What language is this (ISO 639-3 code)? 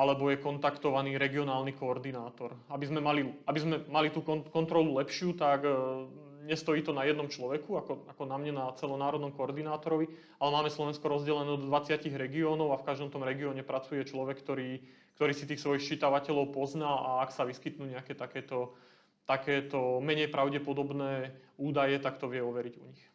slk